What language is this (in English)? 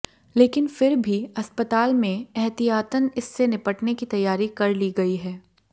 Hindi